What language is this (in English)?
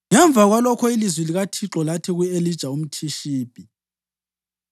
North Ndebele